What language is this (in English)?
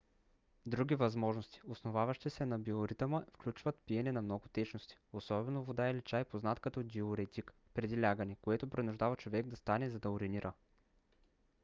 Bulgarian